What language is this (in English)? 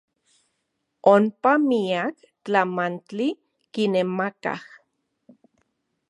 Central Puebla Nahuatl